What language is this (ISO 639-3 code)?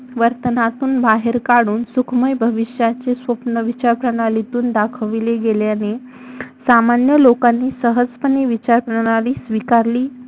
mar